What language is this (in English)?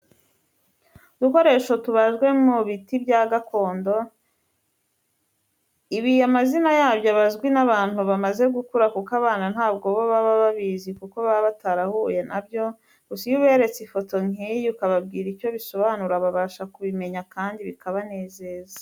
Kinyarwanda